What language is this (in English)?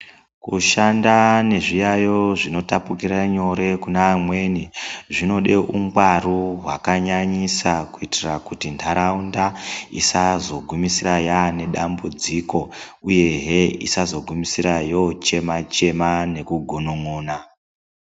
Ndau